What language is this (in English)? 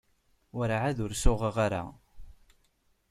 Kabyle